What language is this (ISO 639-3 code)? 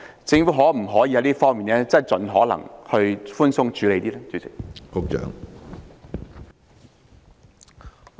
yue